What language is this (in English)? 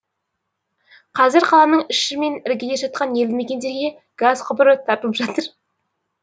Kazakh